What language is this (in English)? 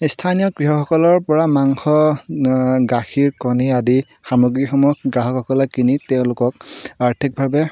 Assamese